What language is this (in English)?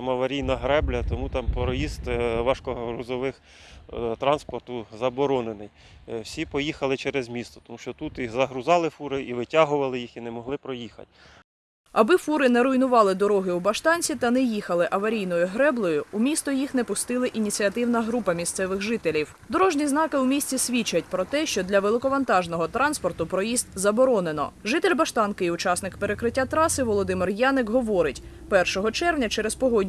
Ukrainian